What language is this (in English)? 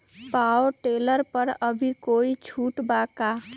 Magahi